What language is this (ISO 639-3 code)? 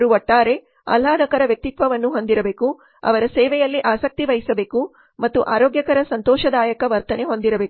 kan